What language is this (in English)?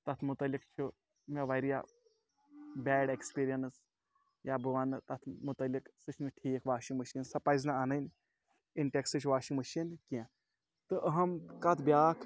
Kashmiri